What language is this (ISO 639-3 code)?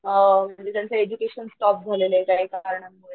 mar